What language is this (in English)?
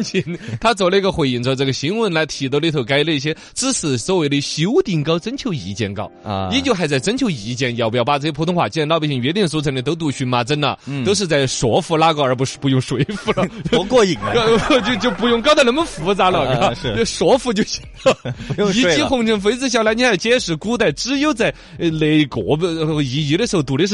Chinese